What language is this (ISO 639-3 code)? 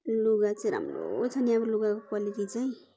nep